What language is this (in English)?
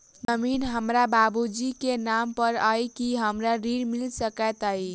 Maithili